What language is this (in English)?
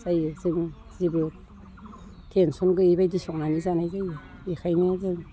Bodo